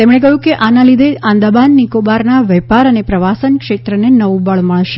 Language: Gujarati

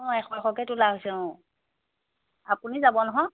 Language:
Assamese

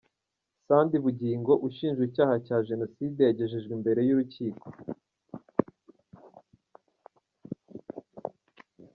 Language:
Kinyarwanda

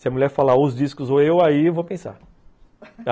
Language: Portuguese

